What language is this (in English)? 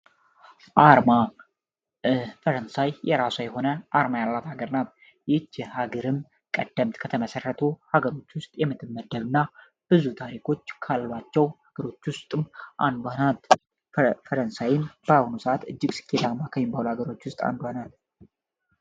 Amharic